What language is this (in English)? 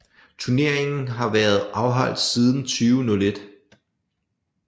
Danish